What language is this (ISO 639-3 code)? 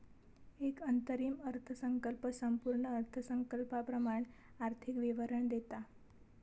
mar